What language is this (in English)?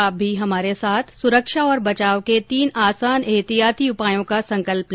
Hindi